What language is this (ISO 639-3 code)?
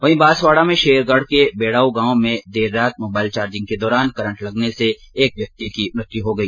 hin